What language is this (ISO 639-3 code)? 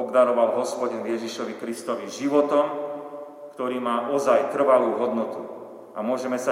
slk